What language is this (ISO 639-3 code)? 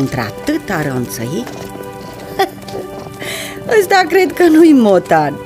ron